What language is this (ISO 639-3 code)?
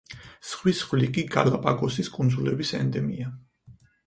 kat